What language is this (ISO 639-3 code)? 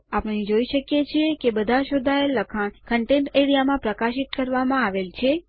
guj